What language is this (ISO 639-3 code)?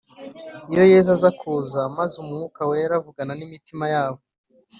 kin